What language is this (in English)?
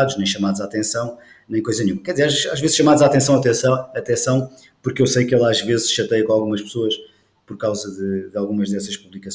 Portuguese